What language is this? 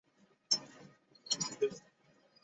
Bangla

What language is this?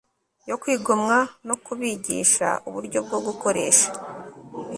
Kinyarwanda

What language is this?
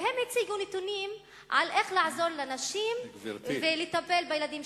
Hebrew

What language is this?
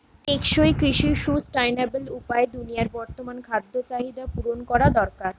Bangla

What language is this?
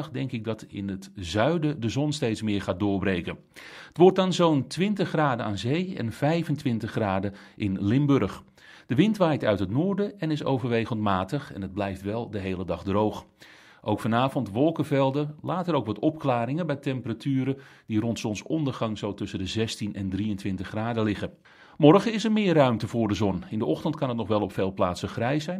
Dutch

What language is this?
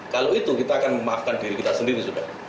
Indonesian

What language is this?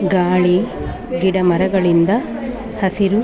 Kannada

